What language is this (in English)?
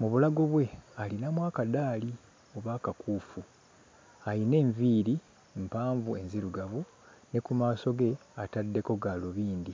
Ganda